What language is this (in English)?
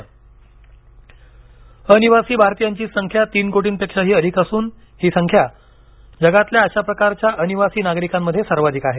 Marathi